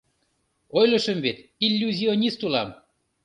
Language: Mari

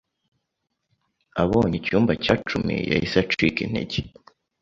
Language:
Kinyarwanda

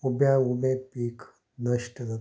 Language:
Konkani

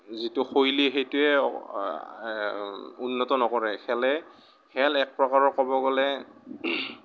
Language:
Assamese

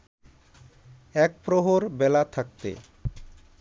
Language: Bangla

